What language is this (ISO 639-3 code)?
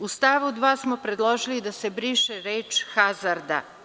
srp